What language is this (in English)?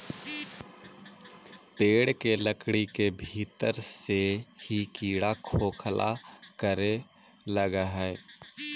Magahi